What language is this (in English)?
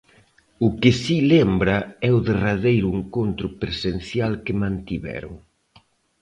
Galician